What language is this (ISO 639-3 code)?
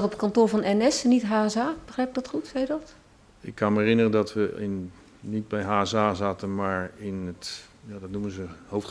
nld